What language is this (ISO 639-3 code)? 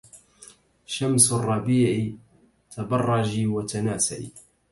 ara